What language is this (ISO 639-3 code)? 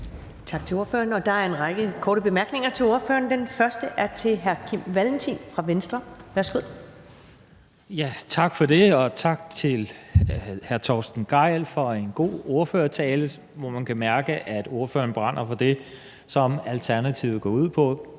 dan